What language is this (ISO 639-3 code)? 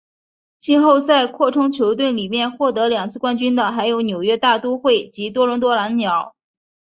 zho